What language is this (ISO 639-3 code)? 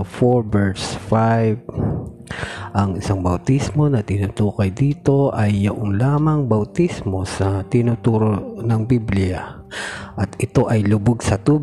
fil